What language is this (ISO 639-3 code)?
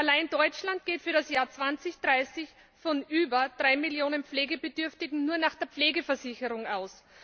deu